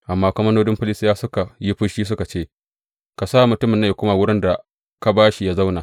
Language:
Hausa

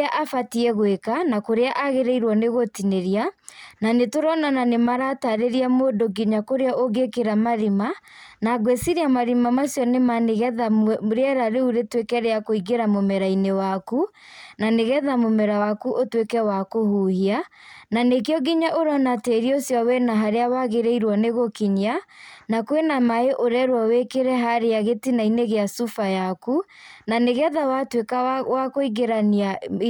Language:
Kikuyu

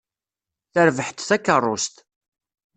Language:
Kabyle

